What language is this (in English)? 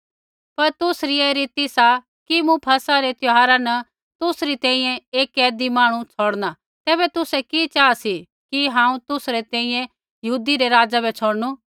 Kullu Pahari